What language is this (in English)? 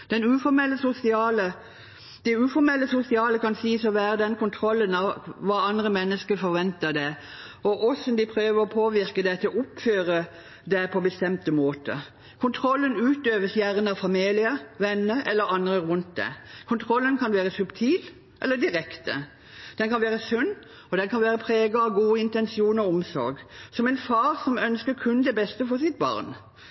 Norwegian Bokmål